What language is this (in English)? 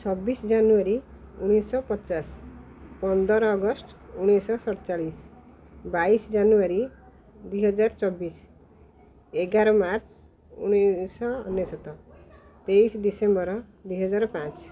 Odia